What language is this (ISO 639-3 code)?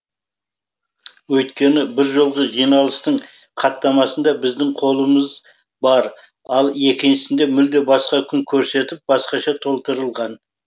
kaz